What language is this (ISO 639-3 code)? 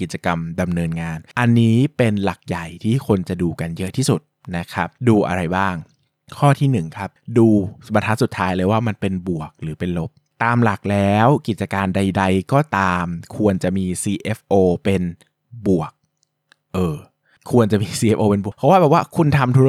tha